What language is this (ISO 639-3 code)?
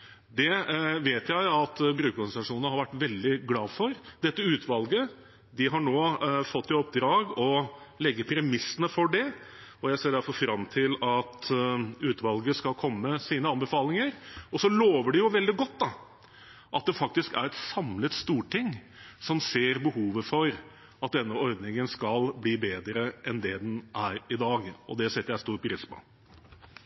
nob